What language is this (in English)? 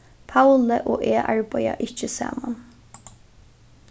Faroese